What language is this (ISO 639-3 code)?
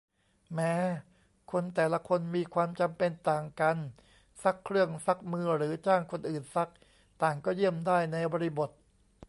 tha